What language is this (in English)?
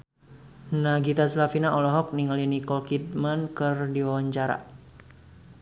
Sundanese